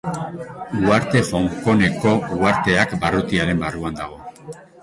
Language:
Basque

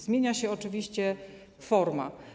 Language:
Polish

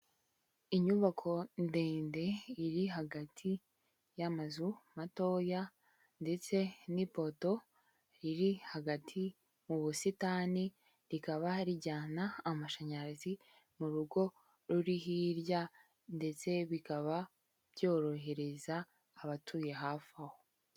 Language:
Kinyarwanda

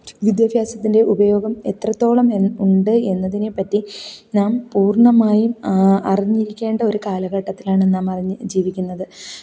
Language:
Malayalam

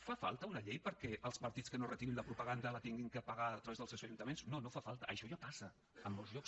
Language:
Catalan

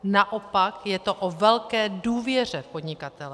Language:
Czech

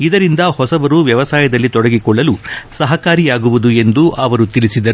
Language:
Kannada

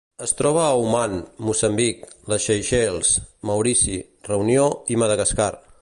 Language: Catalan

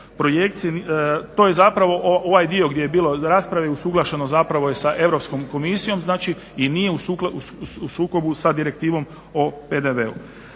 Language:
Croatian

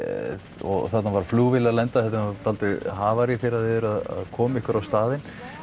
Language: Icelandic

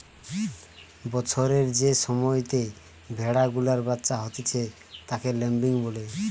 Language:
Bangla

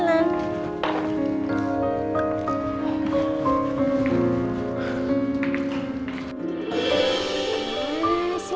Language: Indonesian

